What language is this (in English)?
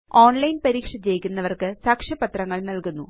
Malayalam